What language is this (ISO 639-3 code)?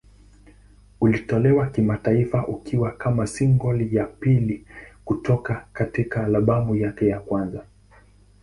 swa